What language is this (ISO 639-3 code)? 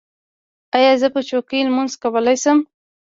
pus